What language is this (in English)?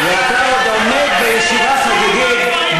Hebrew